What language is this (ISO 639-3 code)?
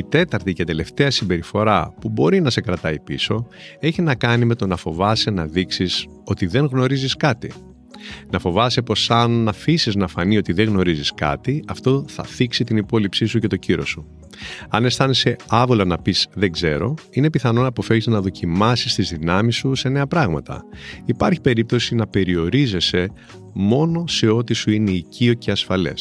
ell